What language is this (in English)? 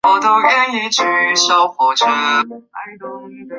Chinese